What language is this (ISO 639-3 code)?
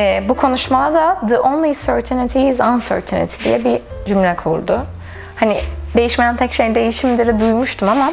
tur